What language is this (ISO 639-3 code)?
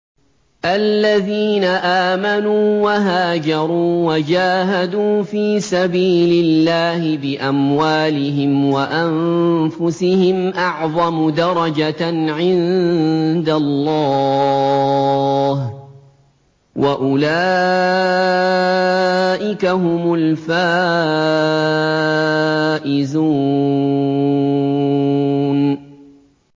ara